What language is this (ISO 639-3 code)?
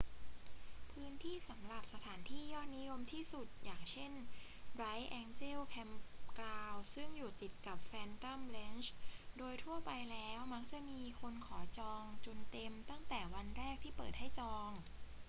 tha